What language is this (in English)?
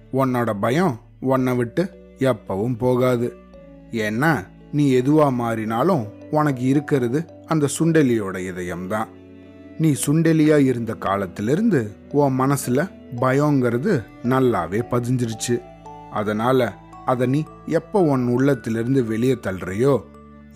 Tamil